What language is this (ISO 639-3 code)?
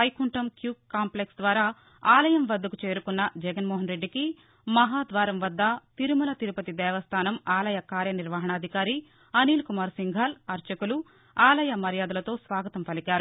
tel